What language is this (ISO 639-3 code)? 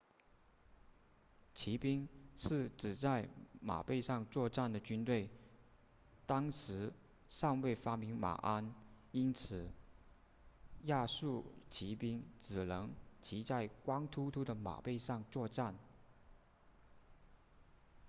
zho